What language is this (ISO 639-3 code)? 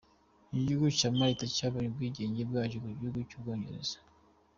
kin